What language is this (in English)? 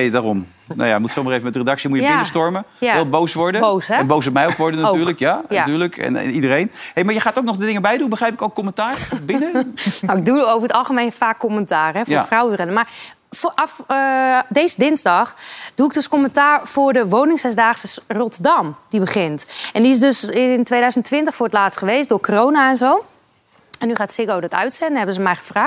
Dutch